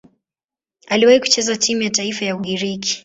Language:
Swahili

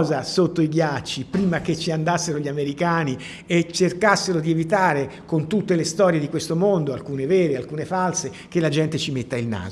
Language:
Italian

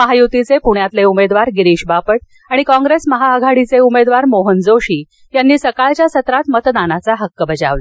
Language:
Marathi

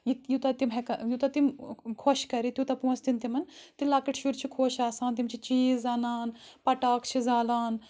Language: Kashmiri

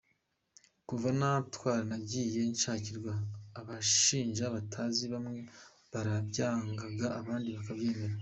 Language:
Kinyarwanda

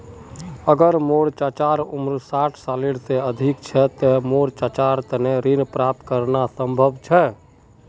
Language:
Magahi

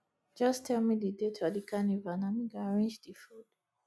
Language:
Nigerian Pidgin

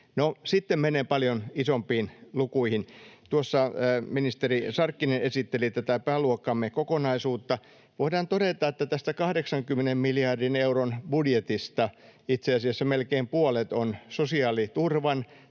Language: Finnish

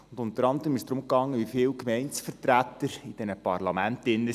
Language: Swiss German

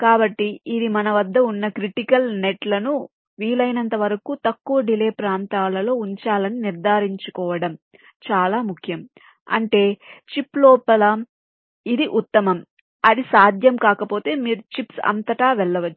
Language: Telugu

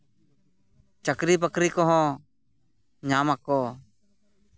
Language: Santali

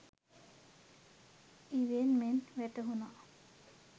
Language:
Sinhala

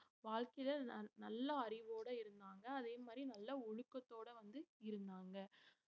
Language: Tamil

